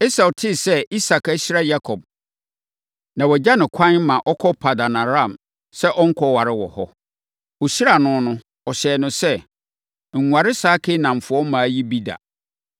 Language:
Akan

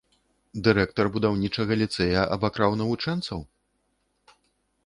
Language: Belarusian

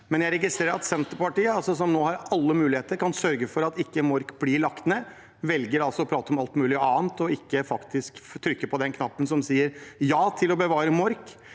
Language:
Norwegian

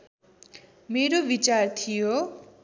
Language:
Nepali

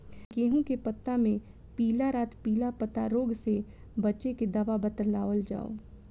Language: Bhojpuri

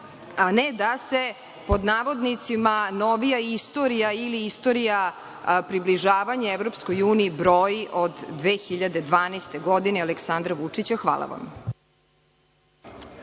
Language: Serbian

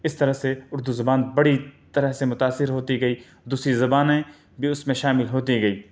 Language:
Urdu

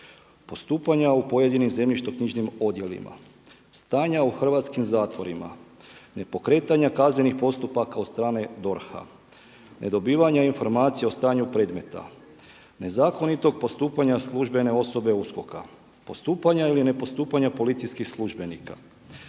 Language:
Croatian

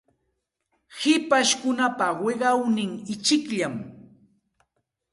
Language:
Santa Ana de Tusi Pasco Quechua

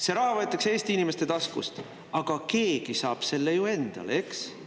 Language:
Estonian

